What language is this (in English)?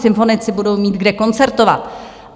Czech